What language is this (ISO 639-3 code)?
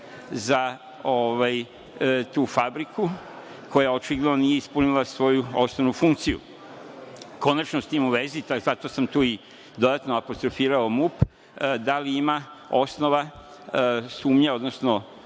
srp